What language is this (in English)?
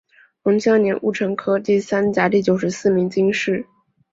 Chinese